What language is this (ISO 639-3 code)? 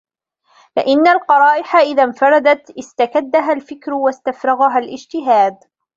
ara